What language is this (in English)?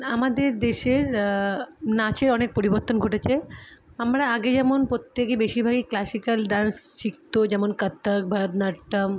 Bangla